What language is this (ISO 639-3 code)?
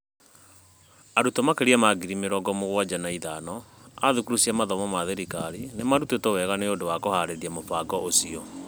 kik